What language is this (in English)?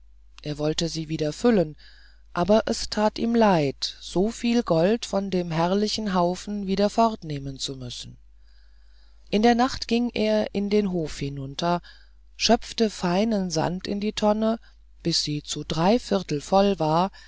German